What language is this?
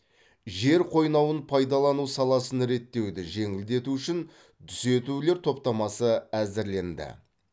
Kazakh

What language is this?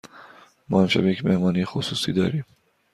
Persian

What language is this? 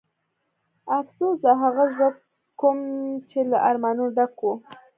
Pashto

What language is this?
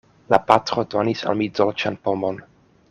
Esperanto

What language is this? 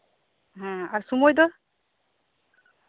Santali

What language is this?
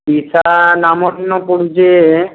Odia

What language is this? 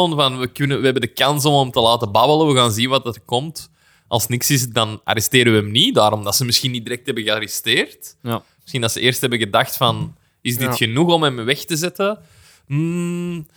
Dutch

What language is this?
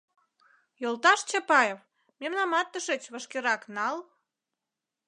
Mari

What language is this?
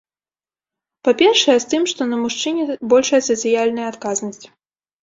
Belarusian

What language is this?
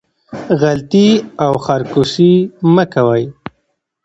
Pashto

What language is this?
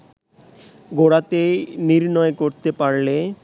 Bangla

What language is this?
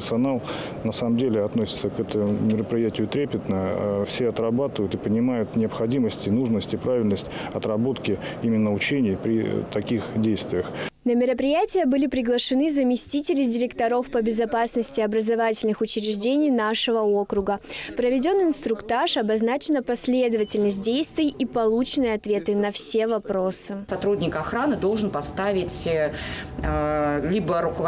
Russian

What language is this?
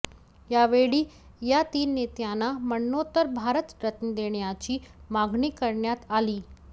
Marathi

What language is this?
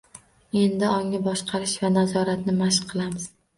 Uzbek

